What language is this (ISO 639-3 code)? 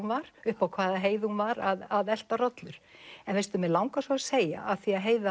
isl